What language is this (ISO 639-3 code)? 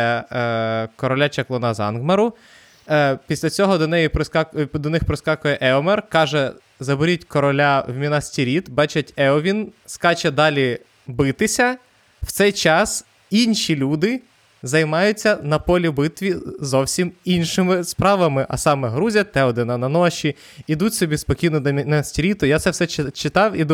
ukr